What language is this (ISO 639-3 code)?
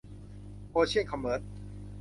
tha